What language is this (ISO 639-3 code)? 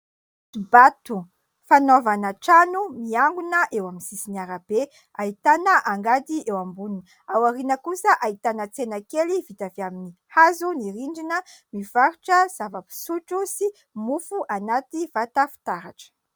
mlg